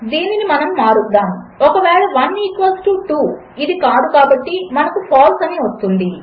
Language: Telugu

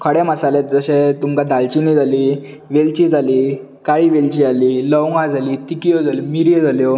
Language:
Konkani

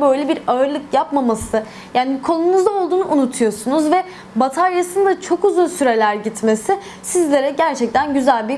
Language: Turkish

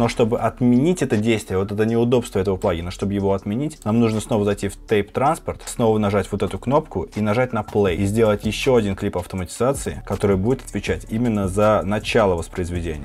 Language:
Russian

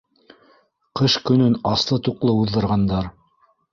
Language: Bashkir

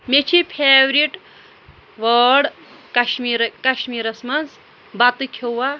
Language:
Kashmiri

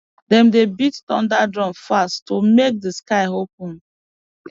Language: Nigerian Pidgin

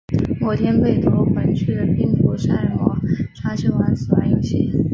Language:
Chinese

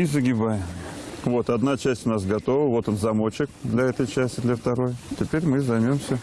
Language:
Russian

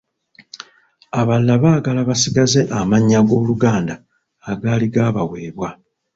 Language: Ganda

